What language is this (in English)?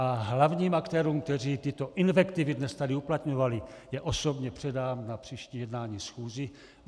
Czech